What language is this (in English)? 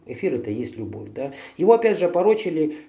Russian